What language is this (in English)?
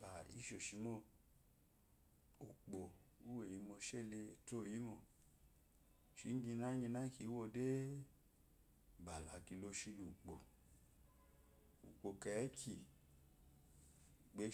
Eloyi